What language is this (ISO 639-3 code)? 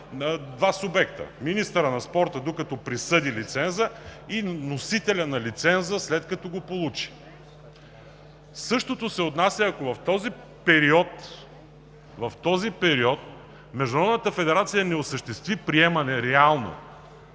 bul